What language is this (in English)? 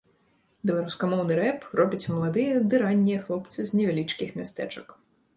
Belarusian